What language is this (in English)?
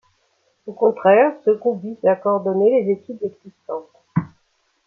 French